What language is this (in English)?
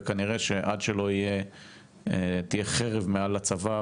Hebrew